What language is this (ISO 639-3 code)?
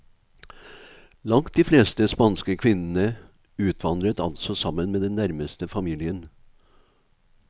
nor